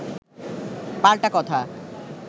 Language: Bangla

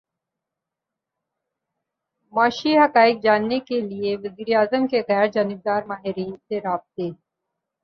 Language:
Urdu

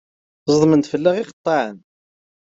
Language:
Kabyle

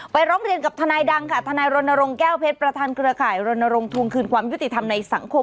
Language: Thai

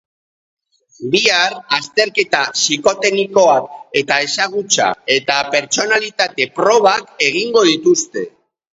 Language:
Basque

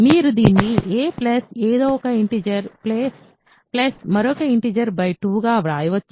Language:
Telugu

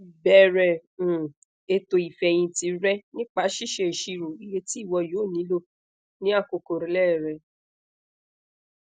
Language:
Yoruba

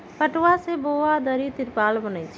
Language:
Magahi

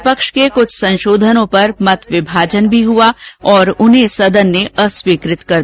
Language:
Hindi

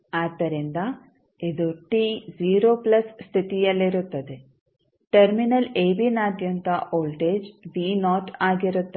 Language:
Kannada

